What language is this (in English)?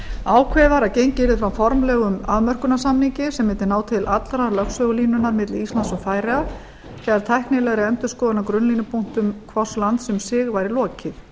Icelandic